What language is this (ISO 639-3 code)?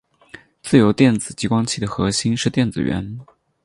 zho